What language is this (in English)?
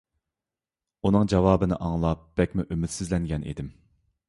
Uyghur